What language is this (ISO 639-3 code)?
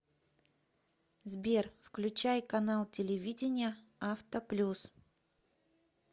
rus